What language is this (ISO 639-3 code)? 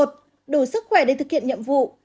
vie